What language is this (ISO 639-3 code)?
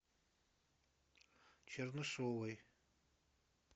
rus